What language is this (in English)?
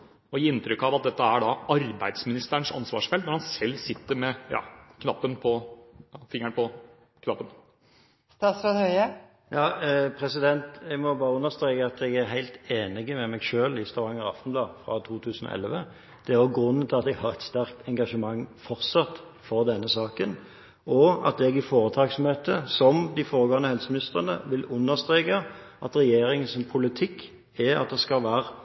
Norwegian Bokmål